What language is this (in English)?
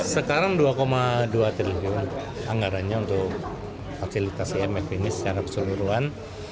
Indonesian